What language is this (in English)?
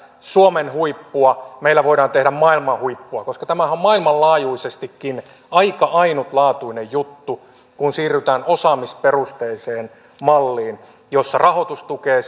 Finnish